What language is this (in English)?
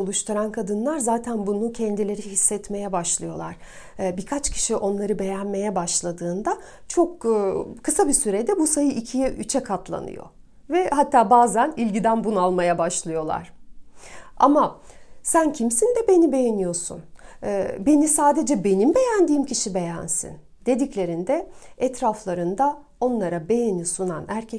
Turkish